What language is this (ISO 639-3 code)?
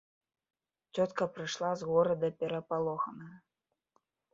bel